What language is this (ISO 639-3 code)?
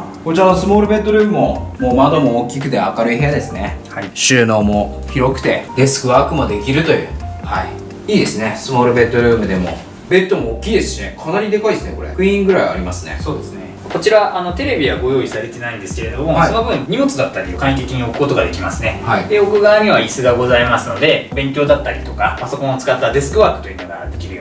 jpn